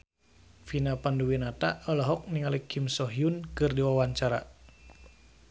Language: Sundanese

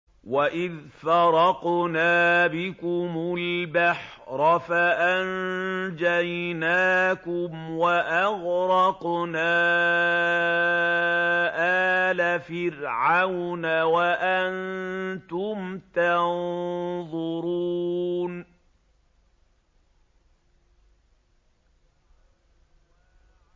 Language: Arabic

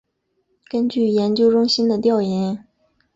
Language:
Chinese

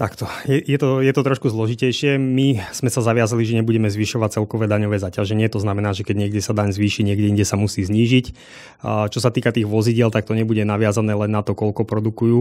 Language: Slovak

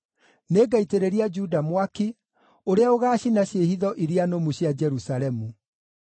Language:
Kikuyu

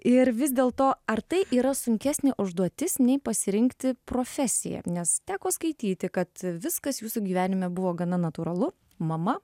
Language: Lithuanian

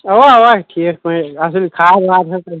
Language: Kashmiri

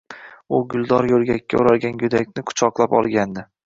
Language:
Uzbek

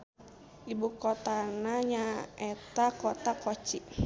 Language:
Sundanese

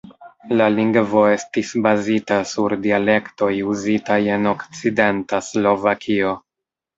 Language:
Esperanto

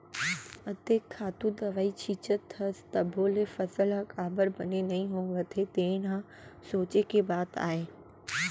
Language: Chhattisgarhi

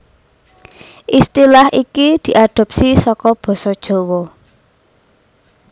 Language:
Javanese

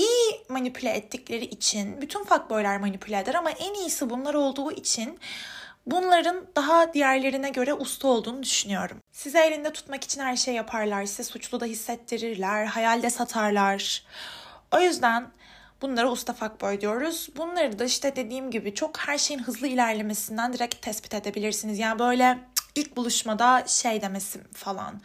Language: Turkish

